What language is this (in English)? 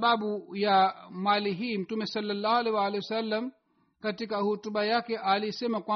Swahili